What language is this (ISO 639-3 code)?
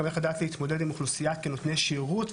heb